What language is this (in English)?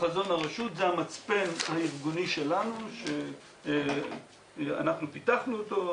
Hebrew